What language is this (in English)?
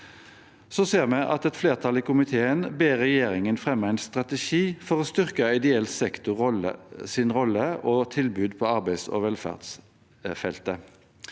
Norwegian